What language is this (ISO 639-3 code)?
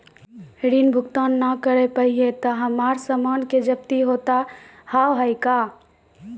mai